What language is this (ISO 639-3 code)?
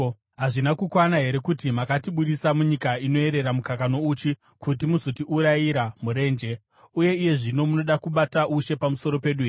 sna